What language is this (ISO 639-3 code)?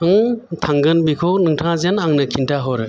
brx